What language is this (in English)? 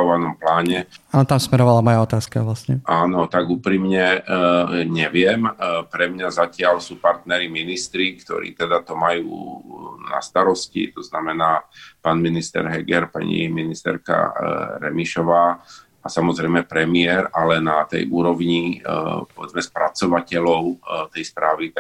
Slovak